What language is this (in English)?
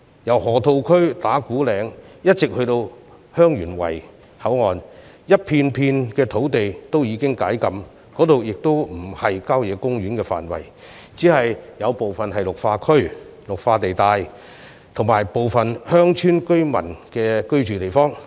Cantonese